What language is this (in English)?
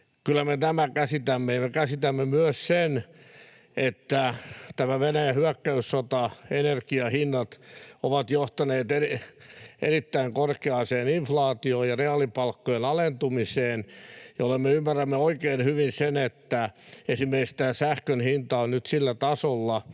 Finnish